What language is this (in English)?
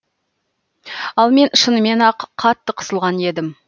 Kazakh